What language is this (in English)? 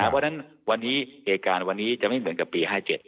Thai